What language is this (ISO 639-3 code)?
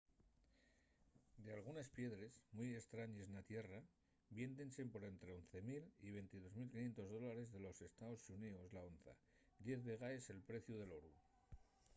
ast